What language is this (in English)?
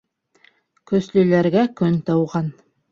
Bashkir